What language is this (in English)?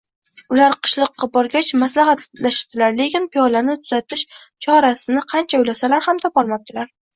Uzbek